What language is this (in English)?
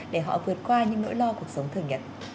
Vietnamese